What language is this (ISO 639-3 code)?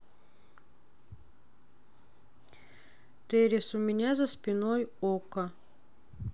rus